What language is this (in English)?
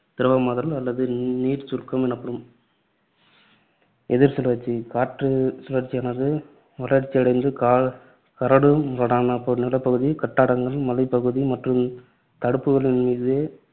Tamil